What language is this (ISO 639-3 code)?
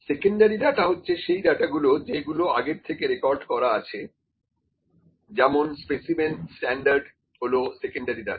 ben